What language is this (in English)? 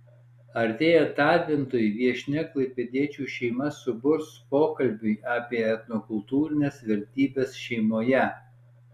Lithuanian